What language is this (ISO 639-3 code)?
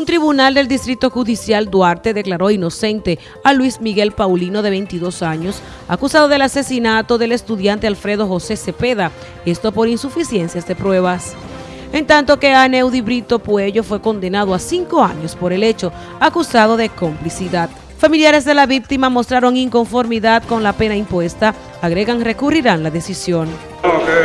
spa